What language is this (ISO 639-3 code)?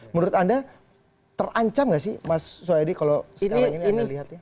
ind